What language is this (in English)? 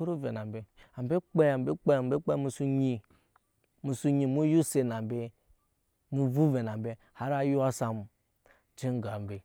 Nyankpa